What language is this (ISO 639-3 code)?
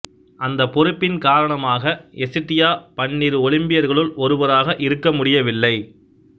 tam